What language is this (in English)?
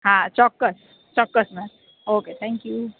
Gujarati